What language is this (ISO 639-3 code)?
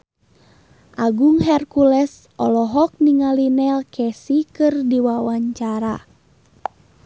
sun